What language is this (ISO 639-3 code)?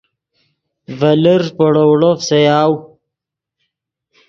ydg